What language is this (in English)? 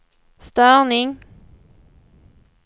Swedish